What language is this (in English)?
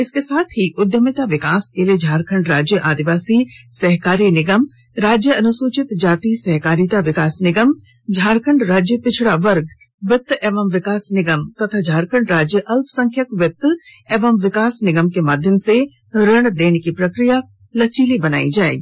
Hindi